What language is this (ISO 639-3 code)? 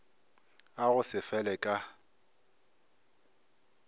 nso